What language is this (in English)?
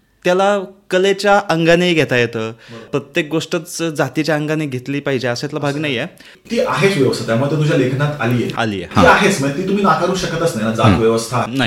Marathi